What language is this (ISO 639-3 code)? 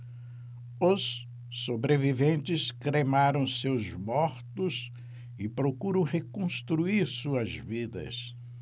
por